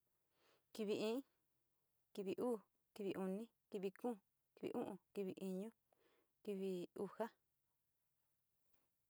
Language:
Sinicahua Mixtec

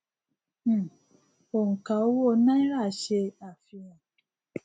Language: Yoruba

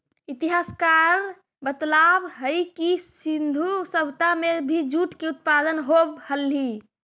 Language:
Magahi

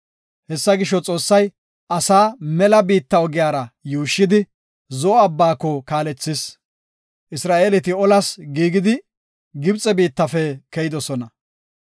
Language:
Gofa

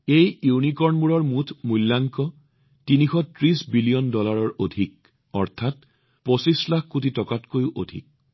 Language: Assamese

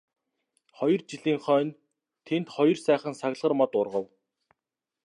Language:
Mongolian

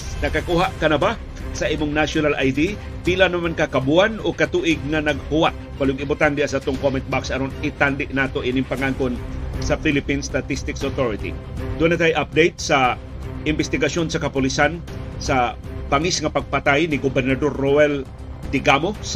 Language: Filipino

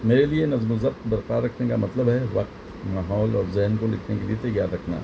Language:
Urdu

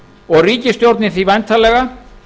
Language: Icelandic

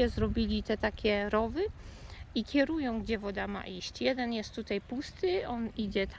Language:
Polish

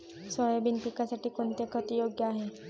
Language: Marathi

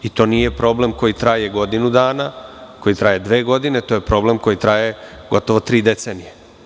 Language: Serbian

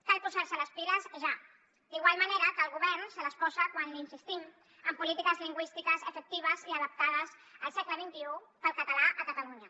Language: Catalan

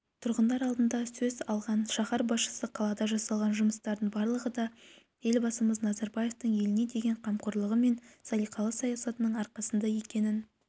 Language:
Kazakh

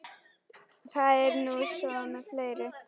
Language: Icelandic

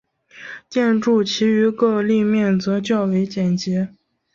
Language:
Chinese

